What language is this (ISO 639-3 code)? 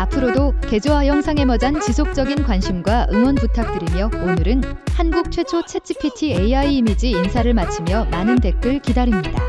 kor